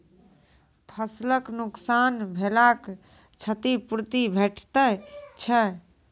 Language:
Maithili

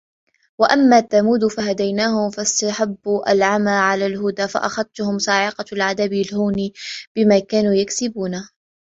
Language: Arabic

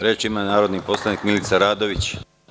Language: Serbian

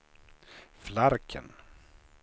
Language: Swedish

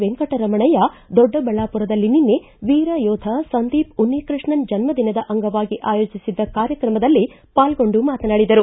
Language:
Kannada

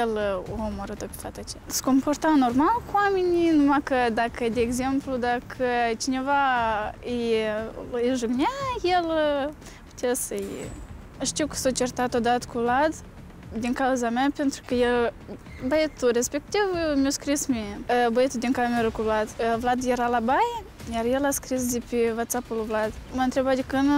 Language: Romanian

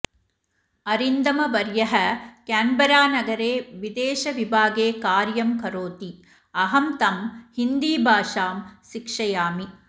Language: Sanskrit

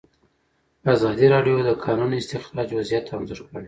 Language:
Pashto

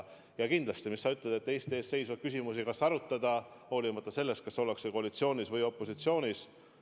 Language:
Estonian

